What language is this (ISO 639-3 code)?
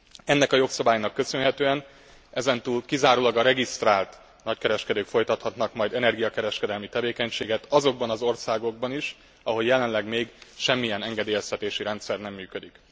hun